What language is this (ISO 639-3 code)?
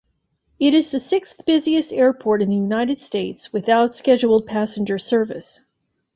eng